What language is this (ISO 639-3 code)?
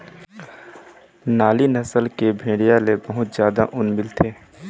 hne